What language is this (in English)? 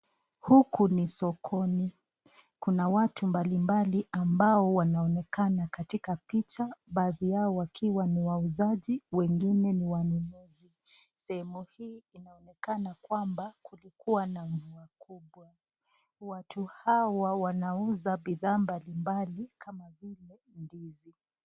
Swahili